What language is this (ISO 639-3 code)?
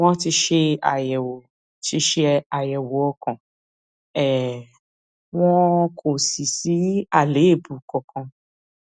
yor